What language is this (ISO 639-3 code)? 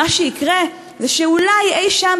heb